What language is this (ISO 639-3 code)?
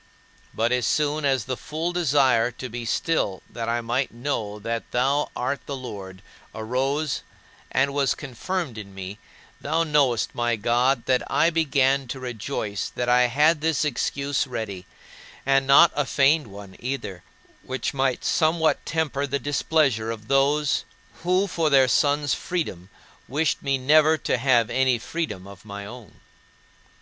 eng